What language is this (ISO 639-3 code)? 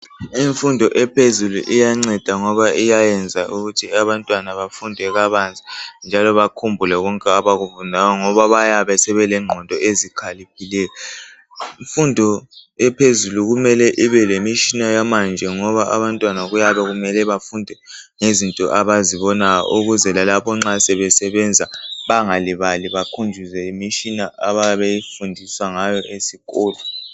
nde